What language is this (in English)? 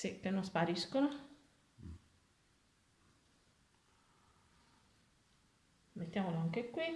Italian